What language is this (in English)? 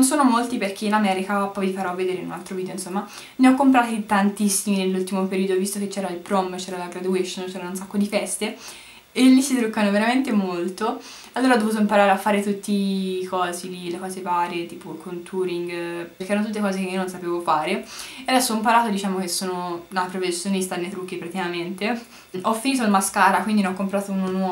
Italian